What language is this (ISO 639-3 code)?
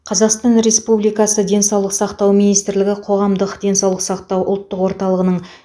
kaz